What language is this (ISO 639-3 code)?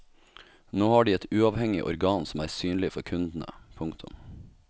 nor